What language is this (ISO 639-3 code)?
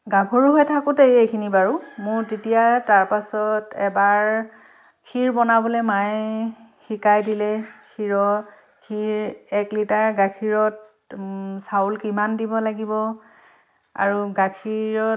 asm